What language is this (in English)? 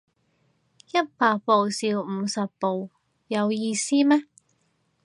Cantonese